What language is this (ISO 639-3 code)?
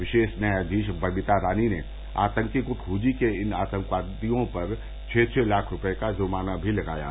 hin